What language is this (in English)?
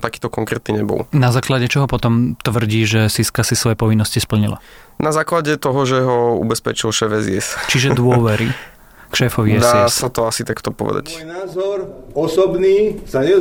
Slovak